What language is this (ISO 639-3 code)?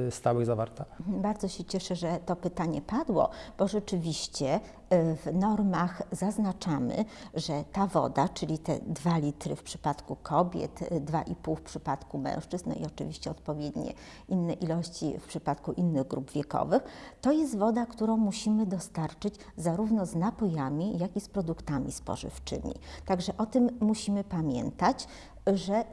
pol